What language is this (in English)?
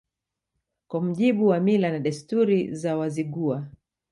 Swahili